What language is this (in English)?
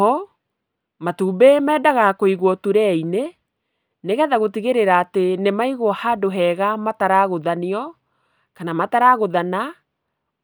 Kikuyu